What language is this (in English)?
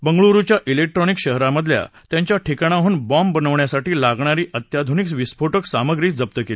Marathi